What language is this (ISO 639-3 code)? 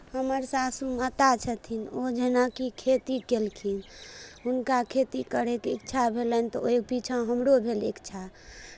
mai